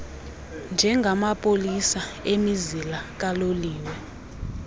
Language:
Xhosa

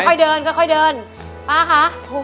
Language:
Thai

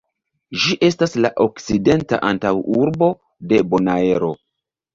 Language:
Esperanto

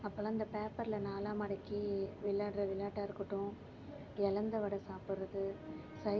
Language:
Tamil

